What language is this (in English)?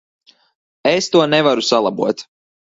Latvian